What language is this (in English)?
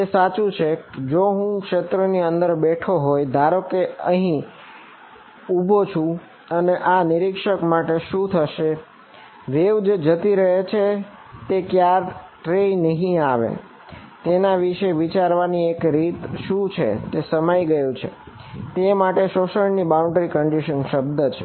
Gujarati